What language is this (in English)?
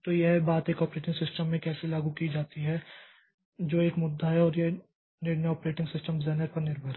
Hindi